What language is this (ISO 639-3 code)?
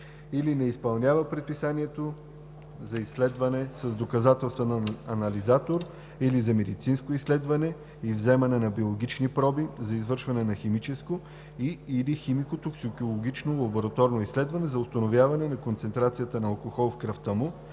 bul